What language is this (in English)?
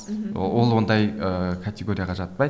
Kazakh